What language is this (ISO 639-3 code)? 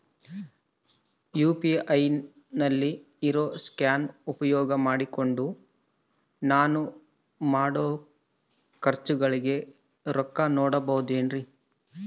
kan